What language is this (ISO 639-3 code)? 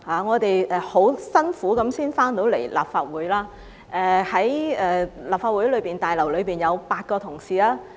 yue